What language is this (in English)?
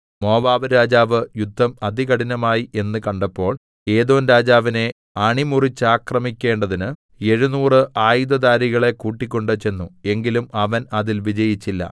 Malayalam